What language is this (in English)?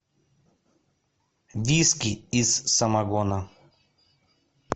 Russian